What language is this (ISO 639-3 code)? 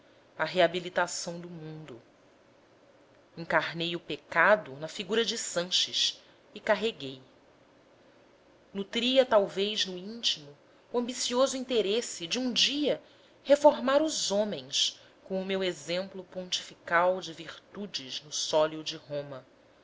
por